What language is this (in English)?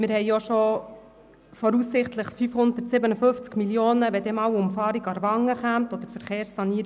Swiss German